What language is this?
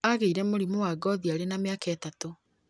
Kikuyu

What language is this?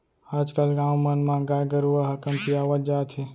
Chhattisgarhi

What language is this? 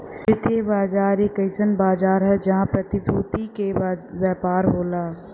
Bhojpuri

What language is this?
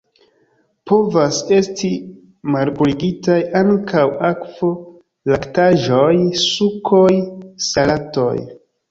Esperanto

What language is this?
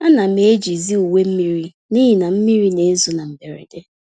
Igbo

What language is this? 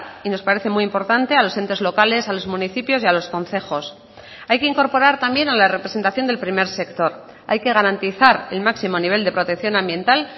Spanish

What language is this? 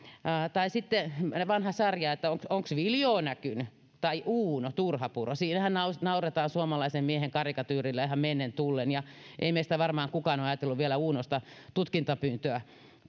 Finnish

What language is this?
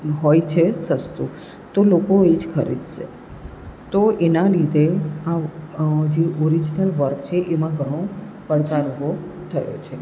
Gujarati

